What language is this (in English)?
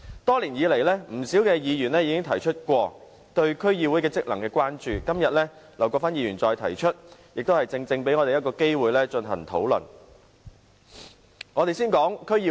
Cantonese